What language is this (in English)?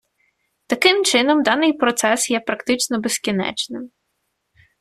Ukrainian